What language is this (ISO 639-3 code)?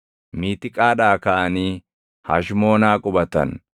orm